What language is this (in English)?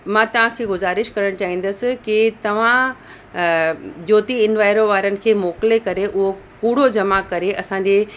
Sindhi